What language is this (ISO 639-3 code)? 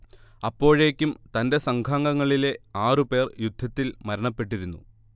mal